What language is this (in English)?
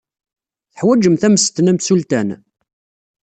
Kabyle